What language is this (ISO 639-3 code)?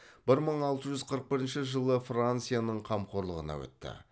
kaz